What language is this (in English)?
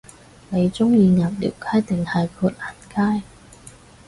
Cantonese